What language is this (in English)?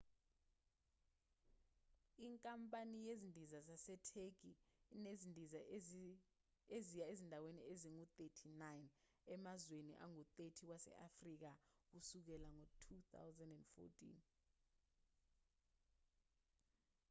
Zulu